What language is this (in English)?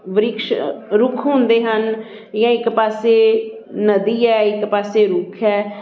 Punjabi